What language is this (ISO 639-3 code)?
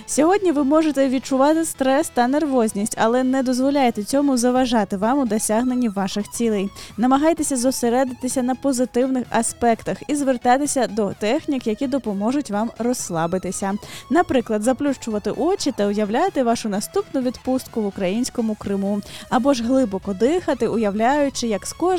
ukr